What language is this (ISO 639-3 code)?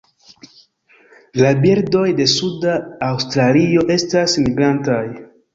epo